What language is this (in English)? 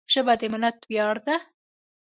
Pashto